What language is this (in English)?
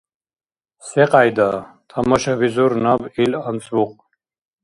Dargwa